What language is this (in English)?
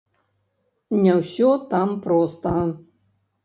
Belarusian